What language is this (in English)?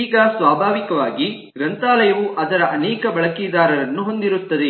Kannada